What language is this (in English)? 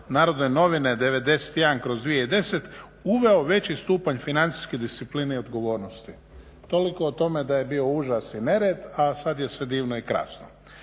Croatian